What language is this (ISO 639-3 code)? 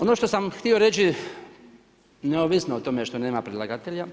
hrv